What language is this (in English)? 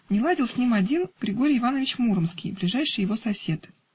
Russian